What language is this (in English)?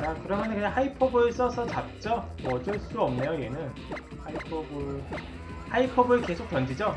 Korean